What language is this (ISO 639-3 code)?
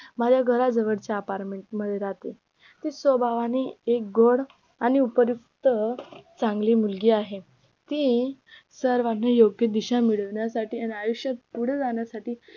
mar